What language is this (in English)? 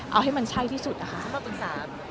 Thai